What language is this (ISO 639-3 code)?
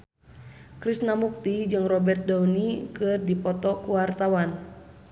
sun